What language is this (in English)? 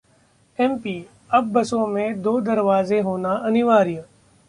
Hindi